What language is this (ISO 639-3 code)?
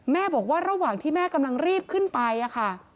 tha